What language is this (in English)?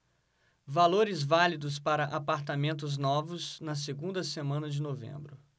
Portuguese